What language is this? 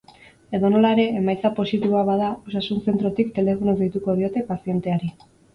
Basque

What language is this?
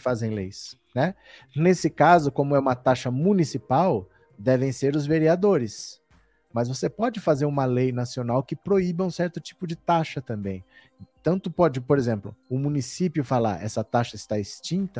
Portuguese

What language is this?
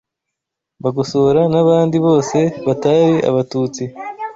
Kinyarwanda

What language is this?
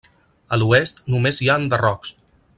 Catalan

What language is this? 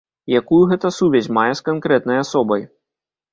Belarusian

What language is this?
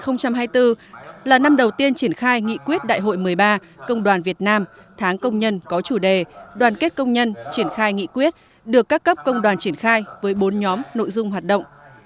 Vietnamese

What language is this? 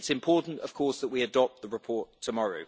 English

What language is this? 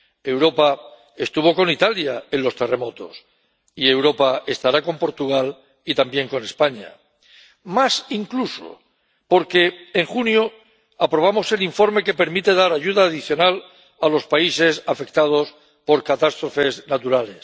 Spanish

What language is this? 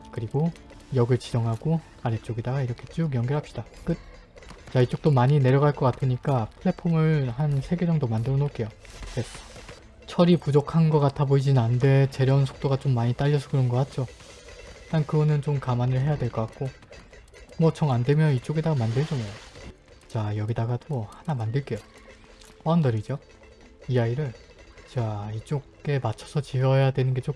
Korean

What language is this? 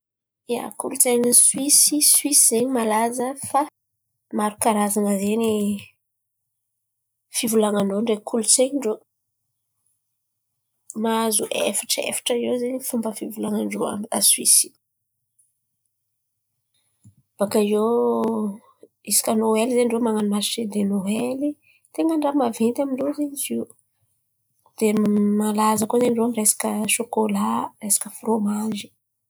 Antankarana Malagasy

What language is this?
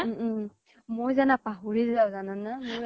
Assamese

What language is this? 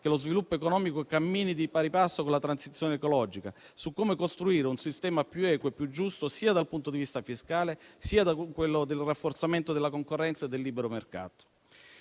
Italian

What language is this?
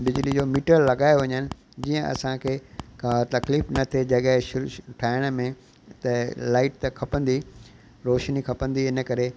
Sindhi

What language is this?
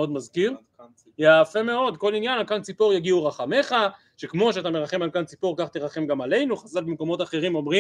Hebrew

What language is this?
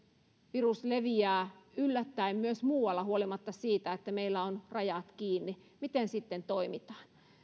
Finnish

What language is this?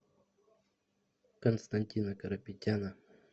Russian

